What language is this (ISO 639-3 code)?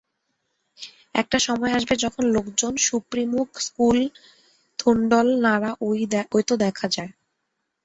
ben